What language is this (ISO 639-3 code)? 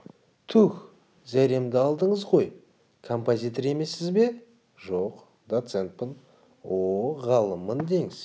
kaz